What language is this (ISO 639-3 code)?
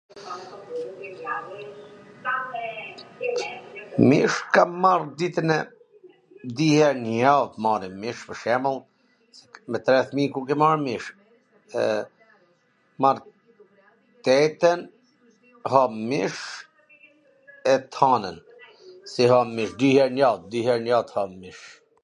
aln